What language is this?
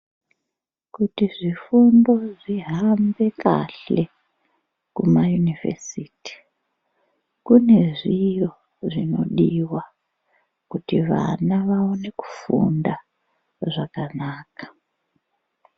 Ndau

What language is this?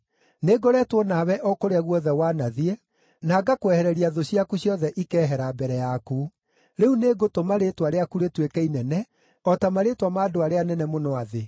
Kikuyu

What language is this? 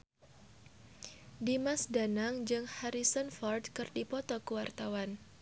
Sundanese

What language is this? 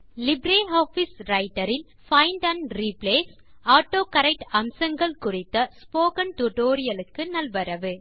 Tamil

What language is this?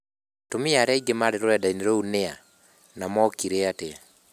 Kikuyu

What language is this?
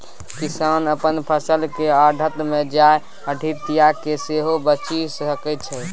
Maithili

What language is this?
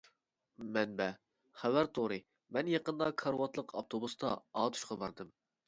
Uyghur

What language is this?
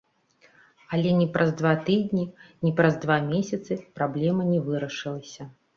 Belarusian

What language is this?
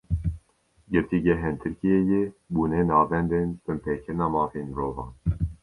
Kurdish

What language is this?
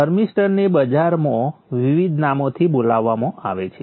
Gujarati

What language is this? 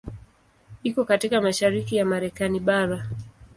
Swahili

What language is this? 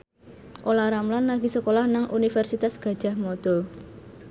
Javanese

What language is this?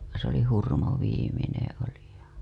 Finnish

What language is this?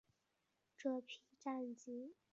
Chinese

